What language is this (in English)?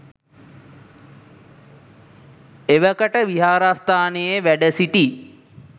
Sinhala